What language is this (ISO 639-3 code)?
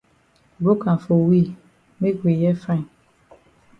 wes